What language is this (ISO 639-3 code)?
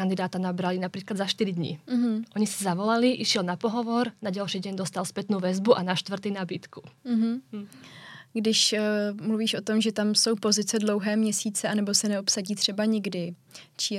ces